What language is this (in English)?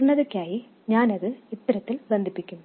Malayalam